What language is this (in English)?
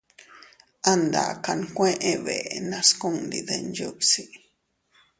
Teutila Cuicatec